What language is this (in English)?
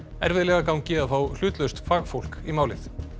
Icelandic